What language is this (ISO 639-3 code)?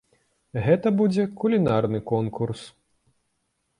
bel